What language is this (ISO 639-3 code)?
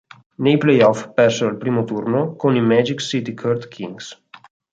ita